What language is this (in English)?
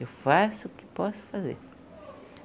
Portuguese